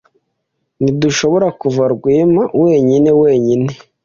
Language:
Kinyarwanda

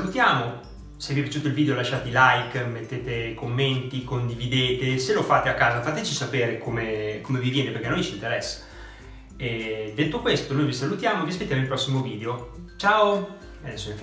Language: Italian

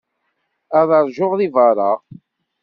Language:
Kabyle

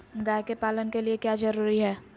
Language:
Magahi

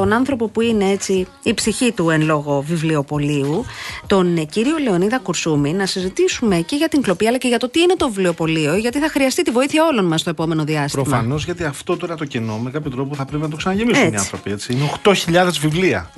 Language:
Greek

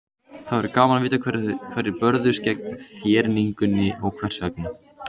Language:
Icelandic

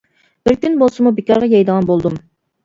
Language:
Uyghur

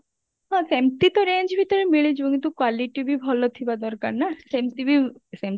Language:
Odia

